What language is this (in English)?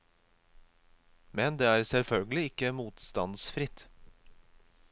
Norwegian